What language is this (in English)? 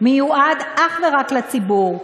Hebrew